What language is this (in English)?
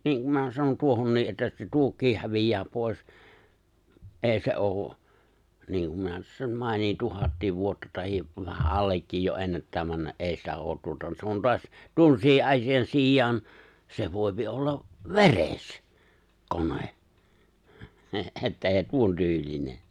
Finnish